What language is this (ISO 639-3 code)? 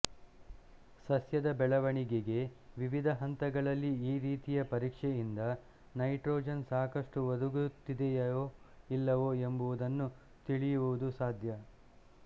kan